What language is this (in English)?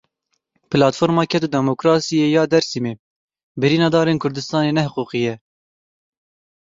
Kurdish